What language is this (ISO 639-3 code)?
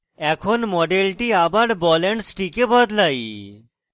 ben